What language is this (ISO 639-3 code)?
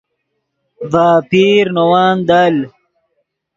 ydg